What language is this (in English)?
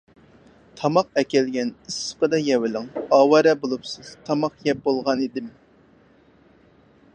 Uyghur